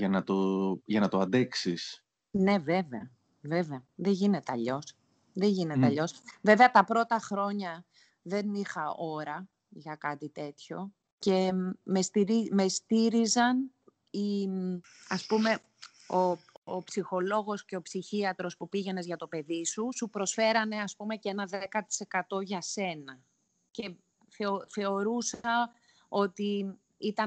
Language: Greek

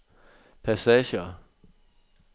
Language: Danish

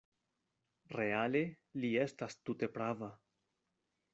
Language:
Esperanto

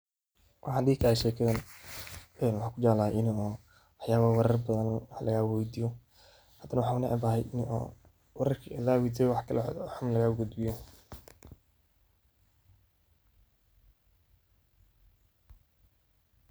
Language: Somali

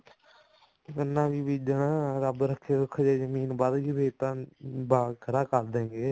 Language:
Punjabi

